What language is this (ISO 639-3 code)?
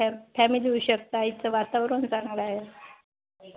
mar